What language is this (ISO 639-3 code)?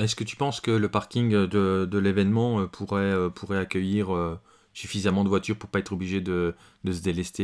fra